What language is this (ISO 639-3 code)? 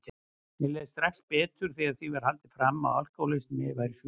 isl